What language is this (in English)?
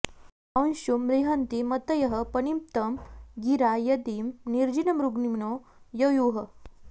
Sanskrit